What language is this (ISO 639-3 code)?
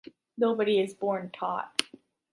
eng